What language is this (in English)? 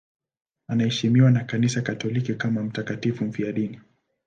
Swahili